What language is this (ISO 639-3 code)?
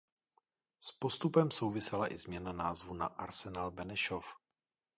ces